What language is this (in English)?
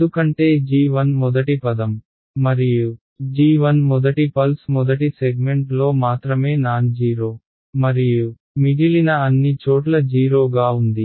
Telugu